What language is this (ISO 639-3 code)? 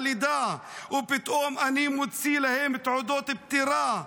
heb